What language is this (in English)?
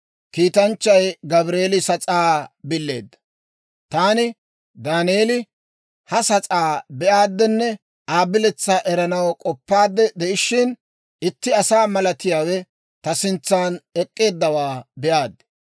Dawro